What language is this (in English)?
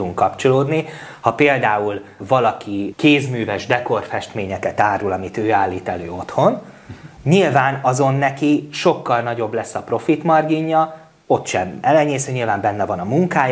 Hungarian